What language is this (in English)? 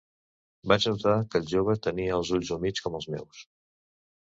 Catalan